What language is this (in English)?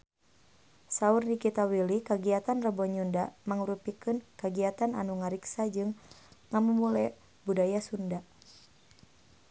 Sundanese